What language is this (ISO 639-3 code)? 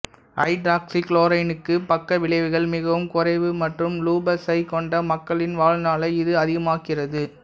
tam